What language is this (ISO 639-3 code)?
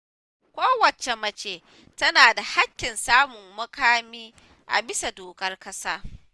hau